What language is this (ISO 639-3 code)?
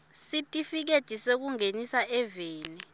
ssw